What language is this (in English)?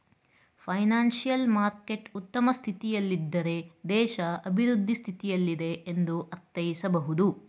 Kannada